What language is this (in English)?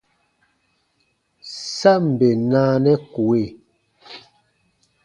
Baatonum